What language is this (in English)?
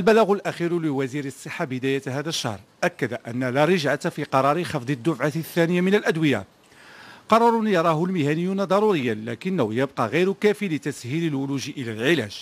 Arabic